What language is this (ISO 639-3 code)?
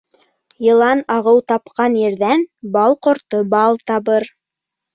bak